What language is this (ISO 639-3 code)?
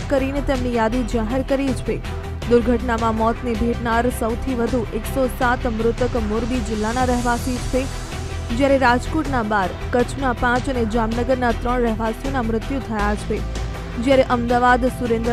hin